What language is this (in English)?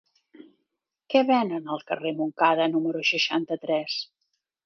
Catalan